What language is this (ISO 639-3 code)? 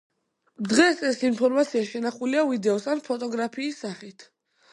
kat